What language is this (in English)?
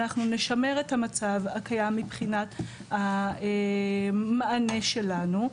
Hebrew